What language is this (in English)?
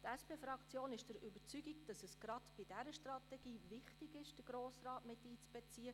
Swiss German